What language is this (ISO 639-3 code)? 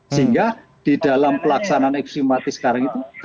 ind